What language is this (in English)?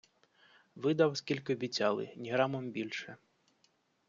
Ukrainian